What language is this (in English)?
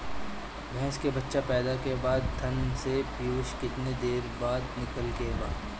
Bhojpuri